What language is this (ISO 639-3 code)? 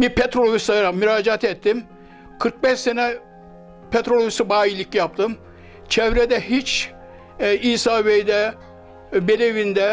tur